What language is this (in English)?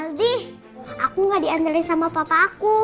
Indonesian